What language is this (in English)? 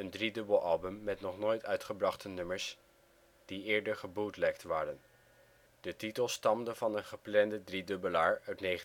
Dutch